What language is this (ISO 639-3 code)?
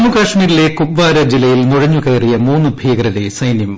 mal